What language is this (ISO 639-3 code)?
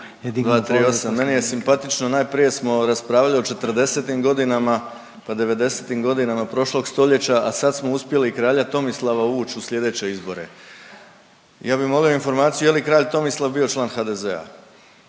hrv